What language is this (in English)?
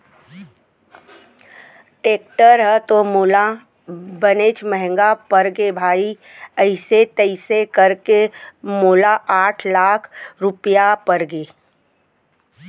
Chhattisgarhi